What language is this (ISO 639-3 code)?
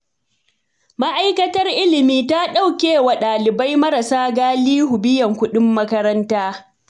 hau